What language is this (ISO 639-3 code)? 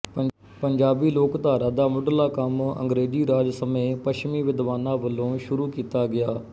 pan